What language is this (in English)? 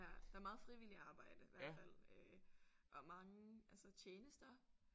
Danish